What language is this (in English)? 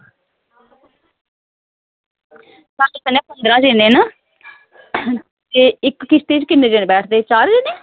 Dogri